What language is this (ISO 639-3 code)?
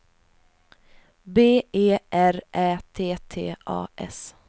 swe